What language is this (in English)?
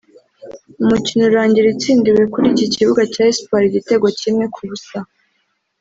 Kinyarwanda